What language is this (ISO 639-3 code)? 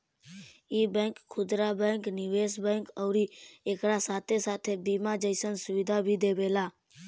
bho